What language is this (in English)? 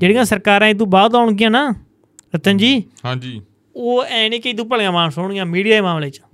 Punjabi